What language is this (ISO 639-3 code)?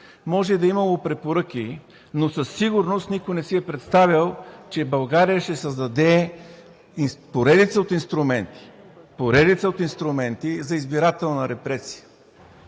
bul